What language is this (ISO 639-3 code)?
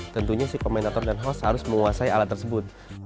ind